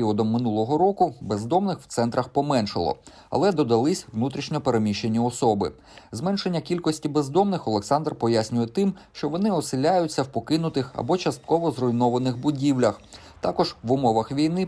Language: Ukrainian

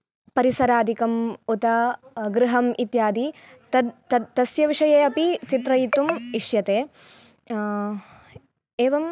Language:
Sanskrit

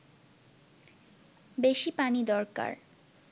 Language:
Bangla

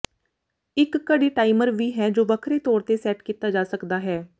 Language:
Punjabi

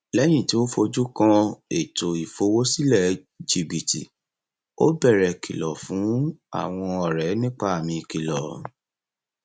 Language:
Yoruba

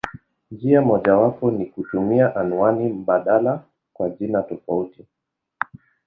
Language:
Swahili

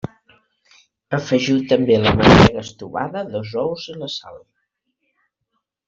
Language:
Catalan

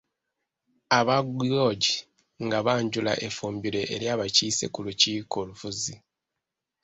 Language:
Ganda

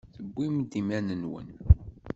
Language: Kabyle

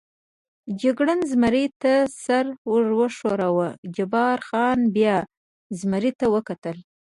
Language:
Pashto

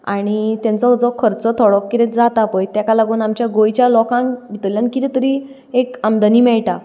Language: Konkani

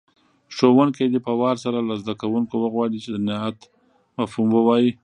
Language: Pashto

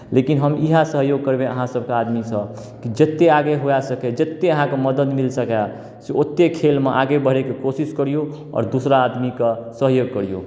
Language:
Maithili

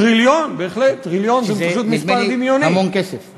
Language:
Hebrew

